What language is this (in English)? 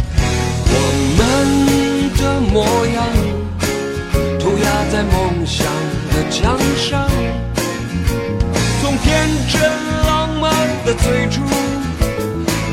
Chinese